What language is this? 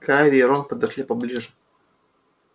Russian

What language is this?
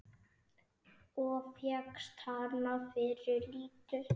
Icelandic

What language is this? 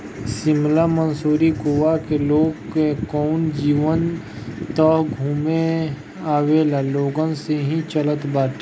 Bhojpuri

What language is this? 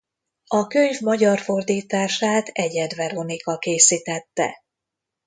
Hungarian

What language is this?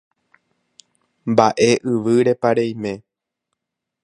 Guarani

